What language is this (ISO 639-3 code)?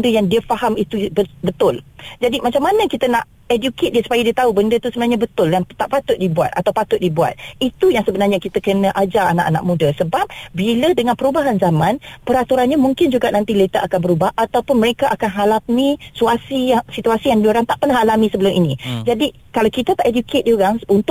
msa